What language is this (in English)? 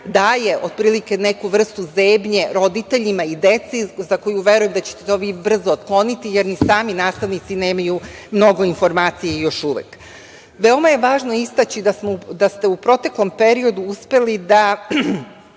Serbian